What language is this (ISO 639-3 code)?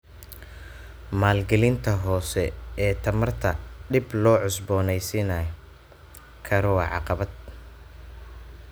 som